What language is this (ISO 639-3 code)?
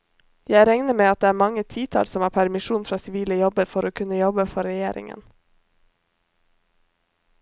nor